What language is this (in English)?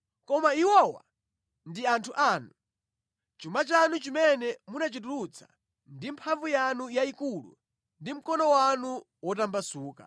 Nyanja